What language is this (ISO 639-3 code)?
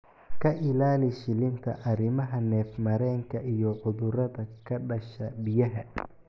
som